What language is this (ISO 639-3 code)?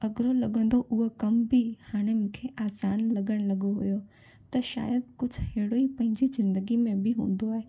snd